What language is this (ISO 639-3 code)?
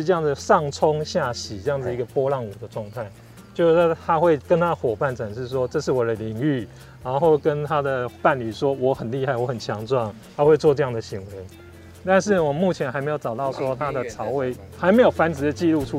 zho